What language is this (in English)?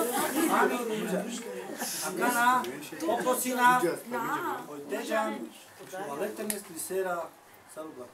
Romanian